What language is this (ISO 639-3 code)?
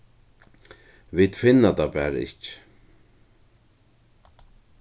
fao